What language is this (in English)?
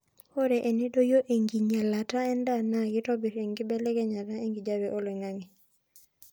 Masai